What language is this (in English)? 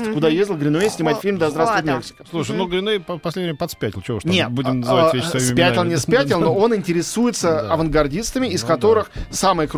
Russian